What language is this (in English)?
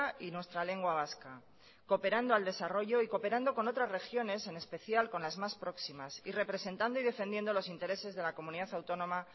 Spanish